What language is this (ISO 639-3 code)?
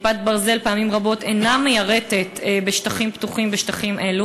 heb